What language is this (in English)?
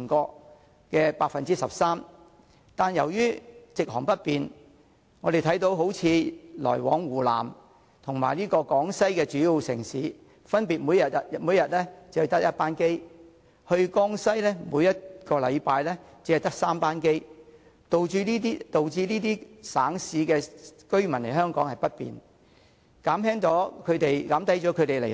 Cantonese